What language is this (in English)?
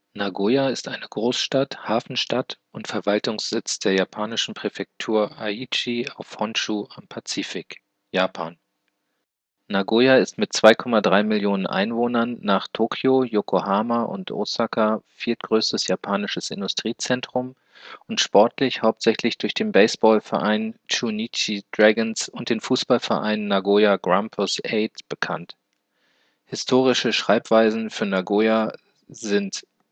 German